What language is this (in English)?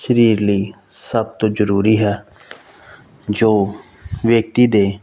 Punjabi